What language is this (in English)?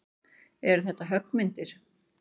Icelandic